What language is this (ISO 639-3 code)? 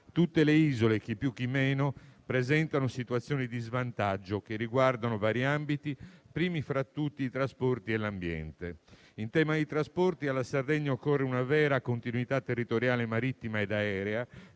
ita